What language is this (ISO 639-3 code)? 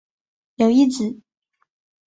zho